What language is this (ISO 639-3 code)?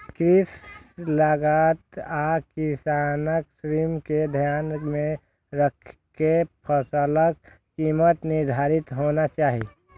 mai